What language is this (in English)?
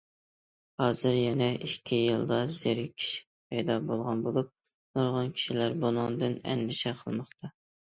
Uyghur